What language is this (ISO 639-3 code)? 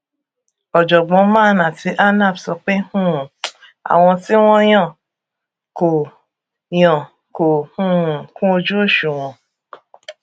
yor